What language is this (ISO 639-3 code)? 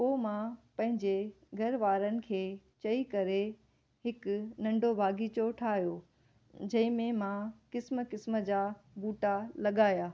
snd